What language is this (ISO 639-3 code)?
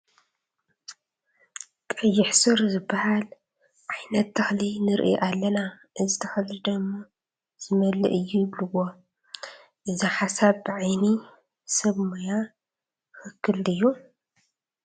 tir